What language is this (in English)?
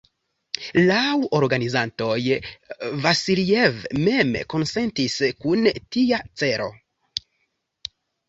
Esperanto